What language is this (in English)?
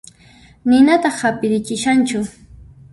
Puno Quechua